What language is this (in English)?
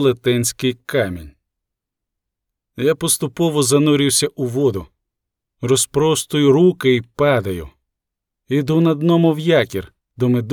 Ukrainian